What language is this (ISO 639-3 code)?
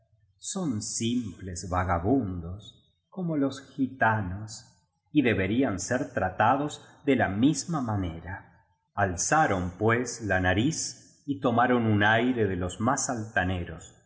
spa